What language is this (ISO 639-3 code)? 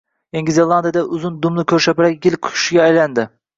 uzb